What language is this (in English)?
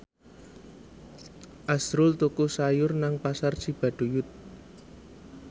Javanese